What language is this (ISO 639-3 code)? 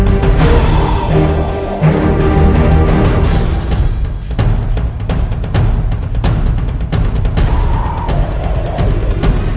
ind